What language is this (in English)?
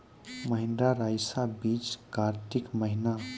Maithili